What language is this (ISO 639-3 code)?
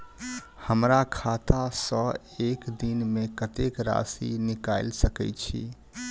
mai